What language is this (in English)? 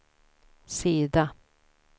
Swedish